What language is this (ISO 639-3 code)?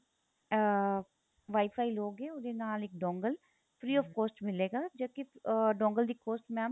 pan